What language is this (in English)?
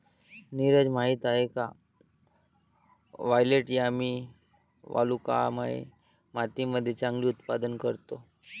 Marathi